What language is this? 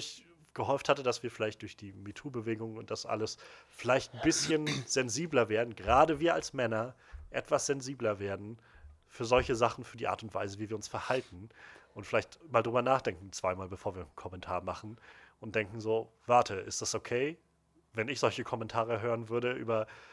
German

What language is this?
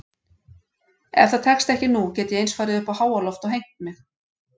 Icelandic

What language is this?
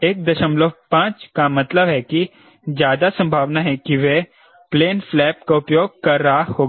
Hindi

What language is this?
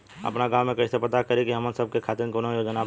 Bhojpuri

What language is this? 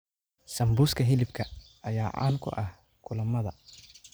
Somali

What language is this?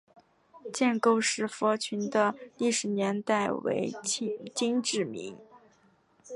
Chinese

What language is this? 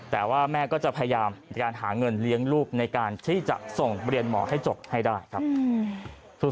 Thai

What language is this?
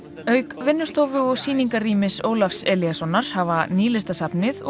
Icelandic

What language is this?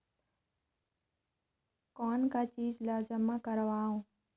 Chhattisgarhi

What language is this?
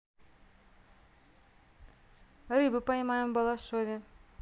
Russian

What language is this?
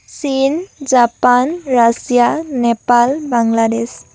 Assamese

